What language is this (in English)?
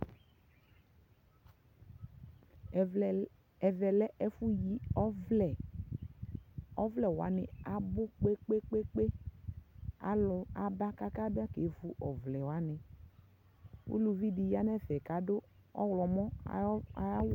Ikposo